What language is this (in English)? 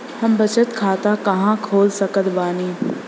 Bhojpuri